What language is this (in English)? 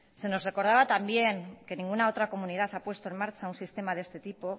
Spanish